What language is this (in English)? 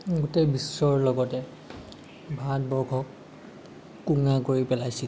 Assamese